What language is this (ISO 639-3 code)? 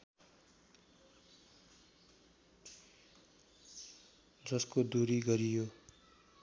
nep